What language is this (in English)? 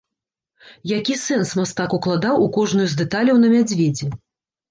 Belarusian